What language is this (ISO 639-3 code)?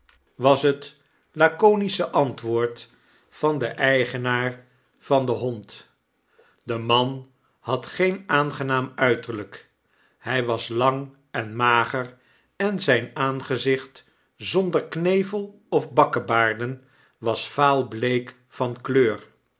nld